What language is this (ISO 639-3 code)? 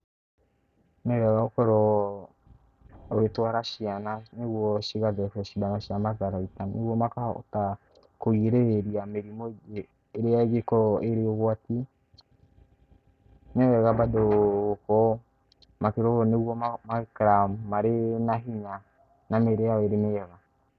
kik